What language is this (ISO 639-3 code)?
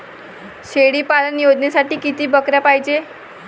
mar